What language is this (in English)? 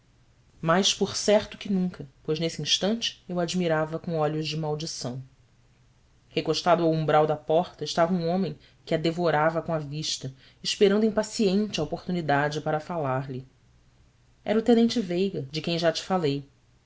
Portuguese